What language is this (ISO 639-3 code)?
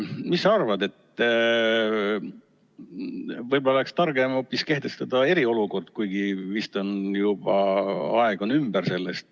est